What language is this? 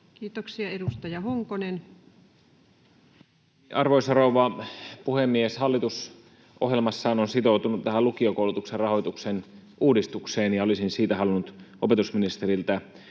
Finnish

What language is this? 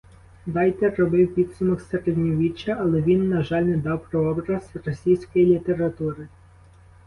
Ukrainian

